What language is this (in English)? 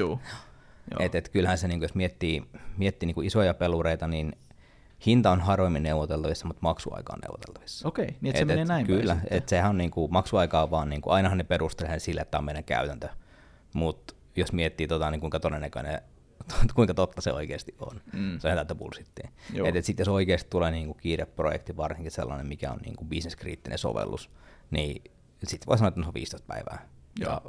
Finnish